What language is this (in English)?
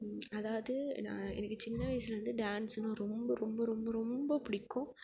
Tamil